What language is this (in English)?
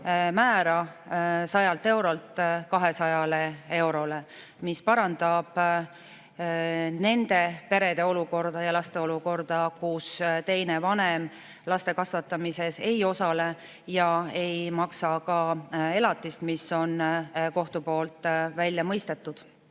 Estonian